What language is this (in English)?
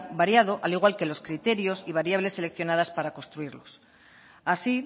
Spanish